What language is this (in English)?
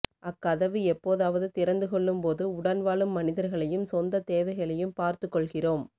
Tamil